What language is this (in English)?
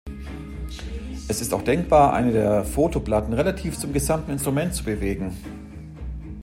German